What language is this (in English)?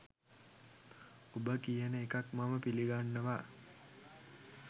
Sinhala